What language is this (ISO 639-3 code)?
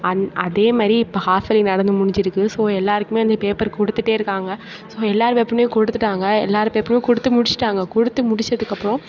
tam